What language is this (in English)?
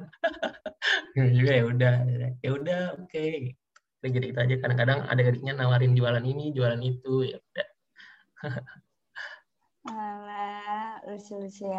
Indonesian